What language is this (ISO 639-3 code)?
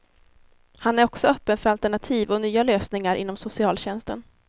swe